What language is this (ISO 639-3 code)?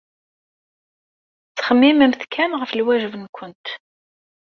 kab